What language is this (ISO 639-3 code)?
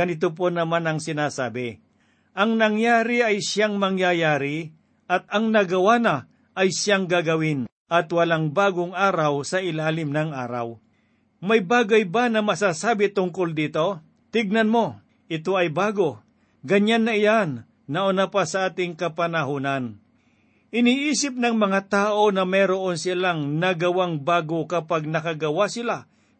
fil